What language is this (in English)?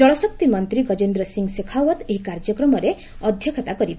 Odia